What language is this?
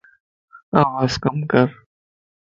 Lasi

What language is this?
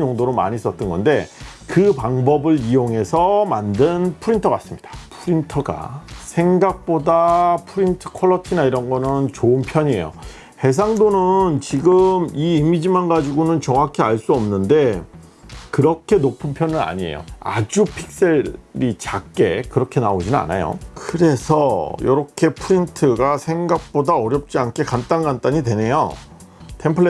Korean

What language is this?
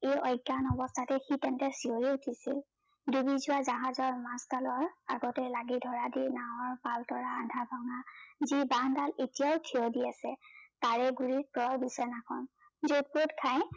Assamese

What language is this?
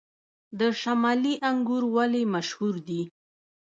Pashto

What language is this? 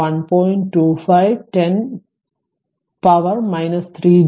Malayalam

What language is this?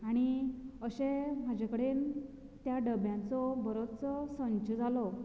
Konkani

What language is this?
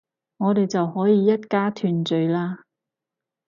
Cantonese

